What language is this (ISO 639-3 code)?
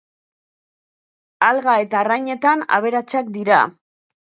eus